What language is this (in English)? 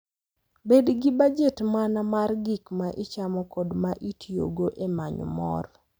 Luo (Kenya and Tanzania)